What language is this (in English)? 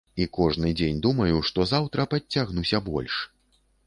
Belarusian